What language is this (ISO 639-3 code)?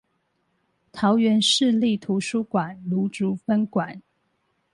zho